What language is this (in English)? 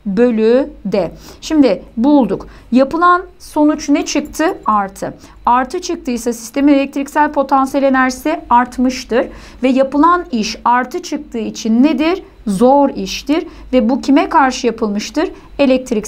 Turkish